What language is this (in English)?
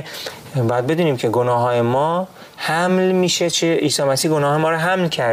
Persian